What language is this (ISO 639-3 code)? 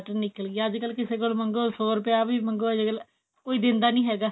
pan